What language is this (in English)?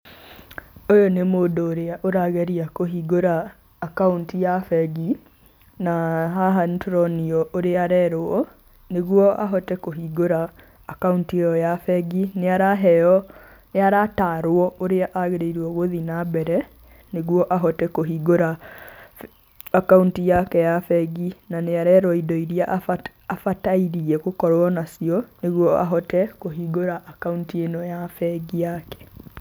Kikuyu